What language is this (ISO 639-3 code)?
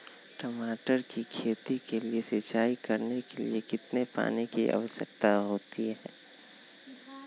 mag